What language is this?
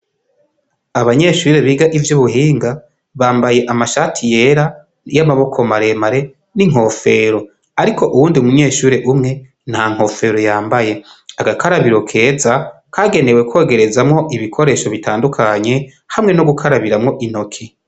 Rundi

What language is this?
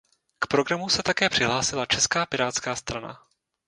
Czech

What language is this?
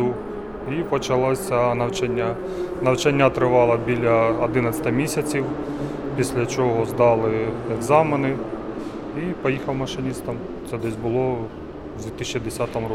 Ukrainian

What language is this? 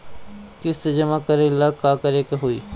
Bhojpuri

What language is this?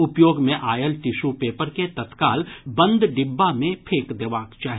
Maithili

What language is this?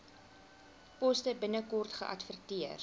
Afrikaans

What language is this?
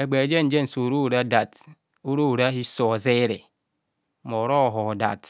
Kohumono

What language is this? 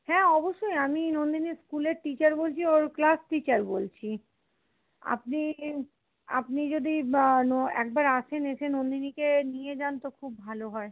Bangla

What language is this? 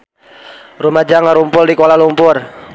Sundanese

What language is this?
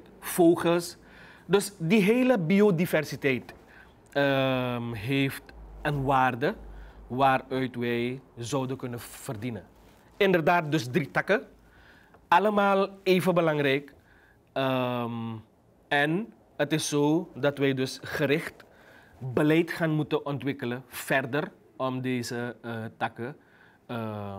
Dutch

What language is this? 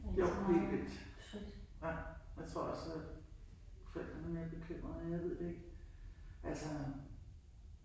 Danish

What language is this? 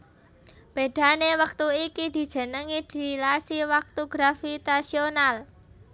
Javanese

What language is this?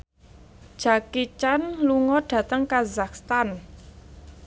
Javanese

